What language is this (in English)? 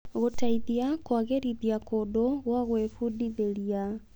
Kikuyu